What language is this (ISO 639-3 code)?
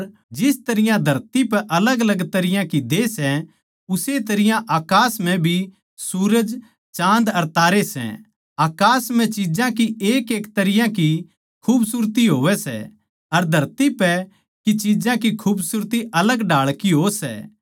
bgc